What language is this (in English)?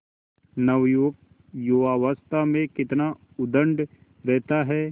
Hindi